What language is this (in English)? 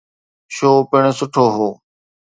Sindhi